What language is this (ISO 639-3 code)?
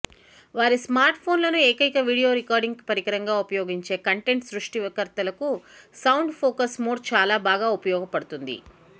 tel